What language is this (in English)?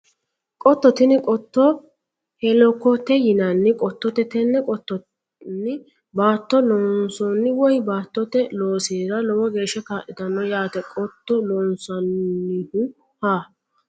Sidamo